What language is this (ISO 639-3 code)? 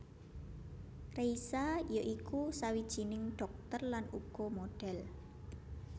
jav